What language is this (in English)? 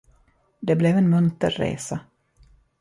Swedish